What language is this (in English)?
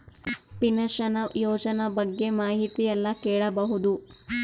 Kannada